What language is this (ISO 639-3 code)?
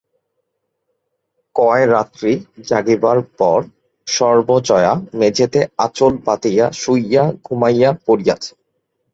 ben